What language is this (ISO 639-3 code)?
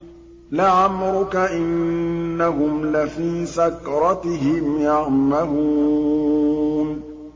ara